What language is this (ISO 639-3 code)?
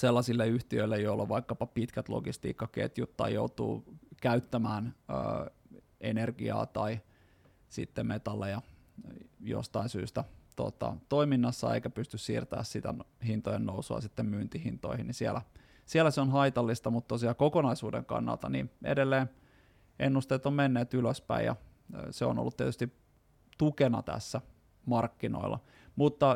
fin